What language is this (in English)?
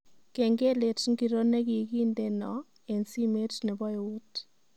Kalenjin